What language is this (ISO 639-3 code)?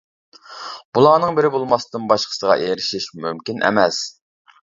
uig